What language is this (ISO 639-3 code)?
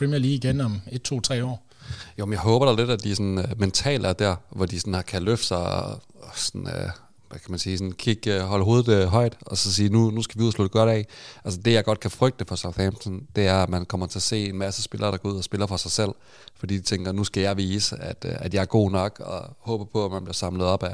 dan